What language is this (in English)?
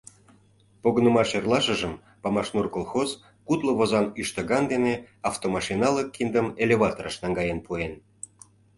Mari